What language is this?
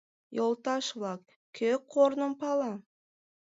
Mari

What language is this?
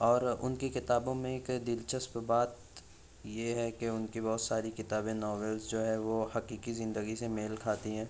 Urdu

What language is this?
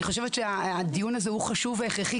Hebrew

